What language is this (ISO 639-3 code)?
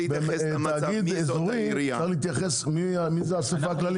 heb